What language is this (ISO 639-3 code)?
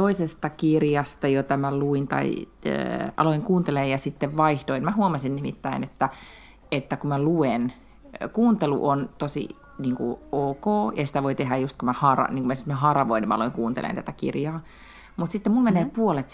fin